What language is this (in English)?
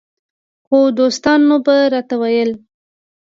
Pashto